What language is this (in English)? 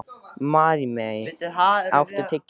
Icelandic